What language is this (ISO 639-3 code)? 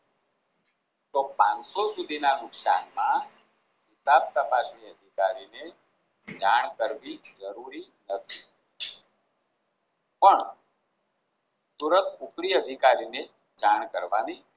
guj